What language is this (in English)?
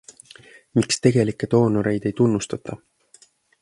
Estonian